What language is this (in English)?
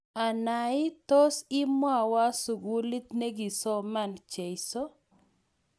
Kalenjin